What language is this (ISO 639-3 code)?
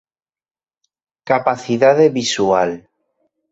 glg